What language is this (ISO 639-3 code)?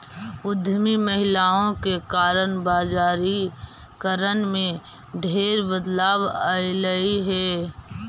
mag